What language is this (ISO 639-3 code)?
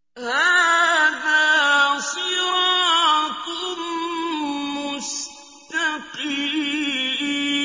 ara